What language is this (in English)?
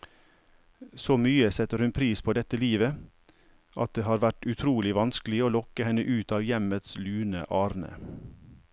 Norwegian